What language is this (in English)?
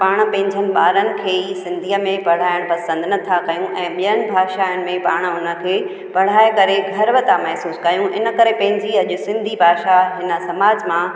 Sindhi